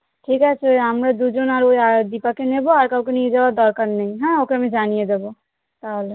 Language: Bangla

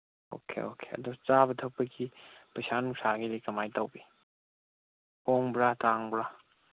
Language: Manipuri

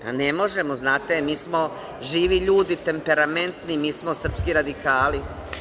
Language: Serbian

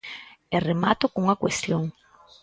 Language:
Galician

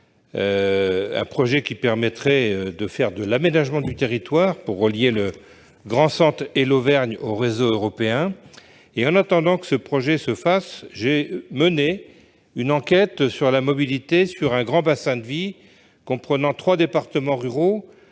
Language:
French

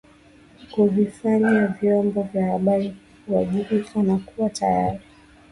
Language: Swahili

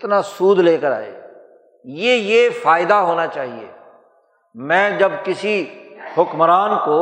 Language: Urdu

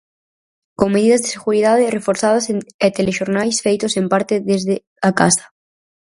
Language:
Galician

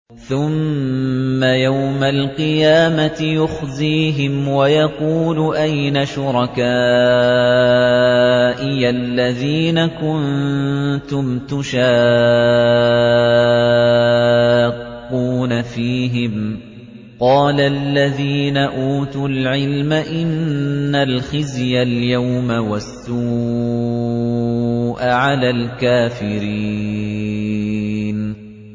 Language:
Arabic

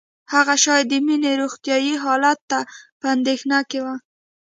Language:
Pashto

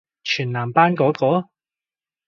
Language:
Cantonese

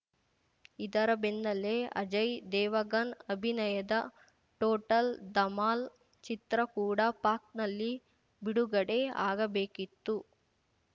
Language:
Kannada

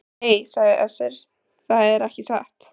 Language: Icelandic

